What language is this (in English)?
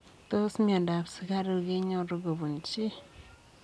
Kalenjin